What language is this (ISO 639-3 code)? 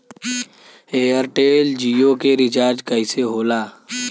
bho